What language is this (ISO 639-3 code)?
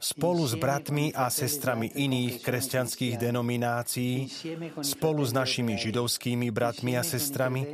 slk